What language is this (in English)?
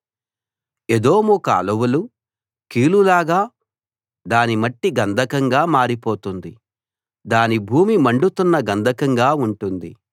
Telugu